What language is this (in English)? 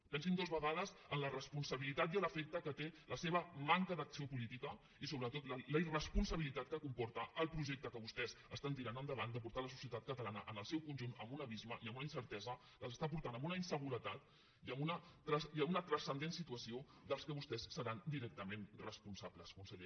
Catalan